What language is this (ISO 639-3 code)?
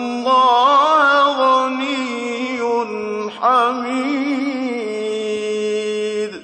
ara